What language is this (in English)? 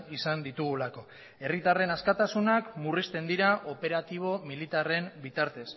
Basque